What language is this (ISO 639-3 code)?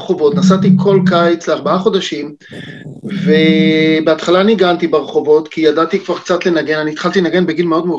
heb